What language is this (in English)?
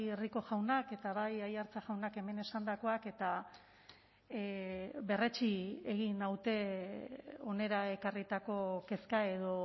Basque